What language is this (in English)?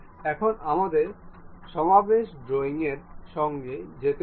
Bangla